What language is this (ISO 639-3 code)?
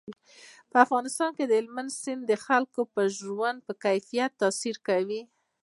pus